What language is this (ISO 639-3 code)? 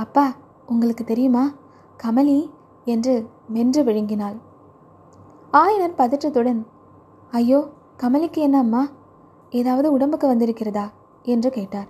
tam